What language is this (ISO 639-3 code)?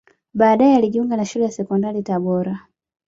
swa